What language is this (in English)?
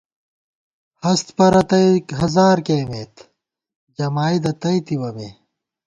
Gawar-Bati